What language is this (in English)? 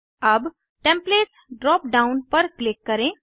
Hindi